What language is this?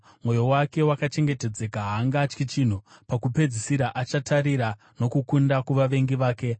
Shona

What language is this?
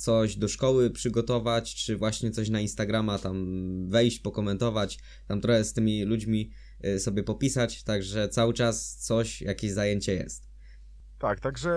Polish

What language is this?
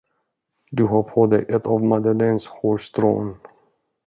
Swedish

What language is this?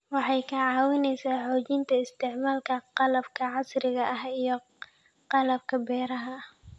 Somali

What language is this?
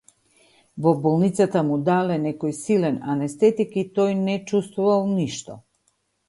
Macedonian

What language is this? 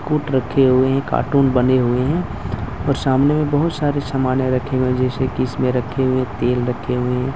Hindi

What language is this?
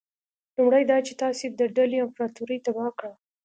Pashto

